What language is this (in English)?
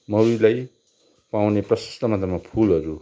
Nepali